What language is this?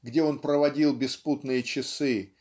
Russian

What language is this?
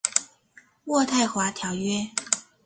Chinese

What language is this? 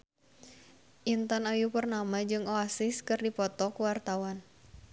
Sundanese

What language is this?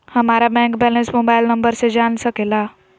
Magahi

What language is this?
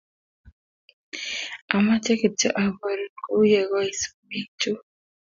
Kalenjin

